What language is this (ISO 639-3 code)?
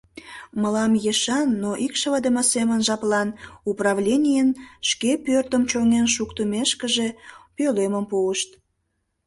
chm